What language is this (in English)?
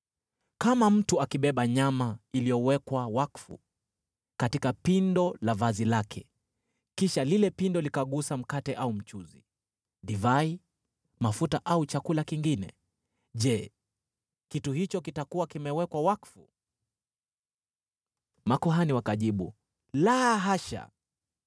Swahili